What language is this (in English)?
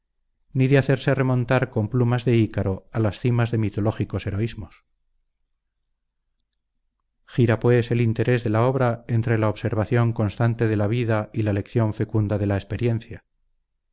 Spanish